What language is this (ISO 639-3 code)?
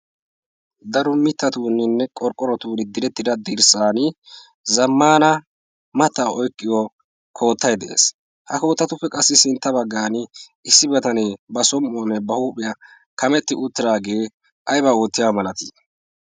wal